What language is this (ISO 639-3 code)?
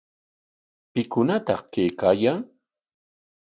qwa